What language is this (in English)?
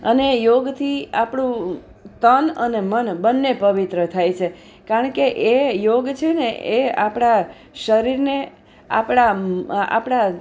Gujarati